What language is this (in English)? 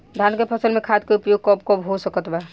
Bhojpuri